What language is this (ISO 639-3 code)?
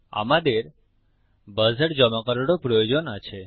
ben